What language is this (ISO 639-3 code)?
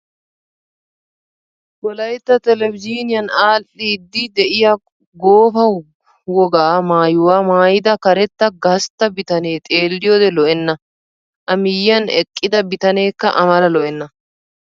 wal